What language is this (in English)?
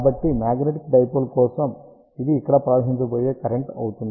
Telugu